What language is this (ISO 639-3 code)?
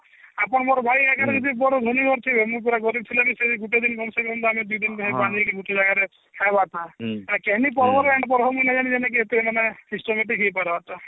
ori